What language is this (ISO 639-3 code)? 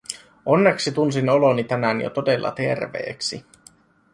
fin